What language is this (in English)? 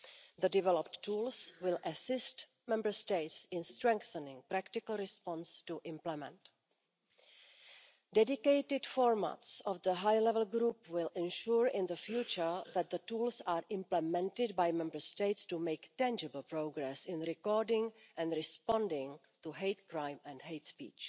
English